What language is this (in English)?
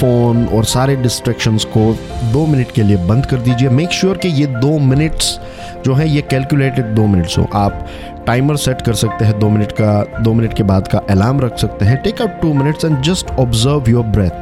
Hindi